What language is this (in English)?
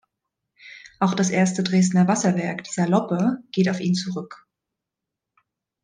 German